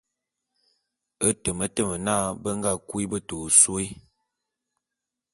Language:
Bulu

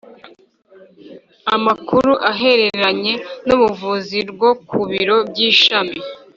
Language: Kinyarwanda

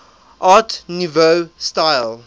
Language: English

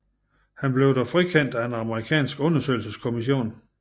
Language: Danish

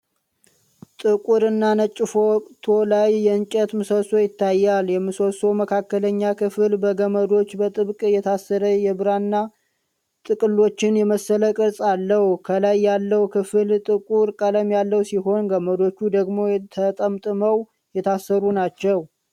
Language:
Amharic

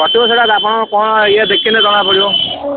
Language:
Odia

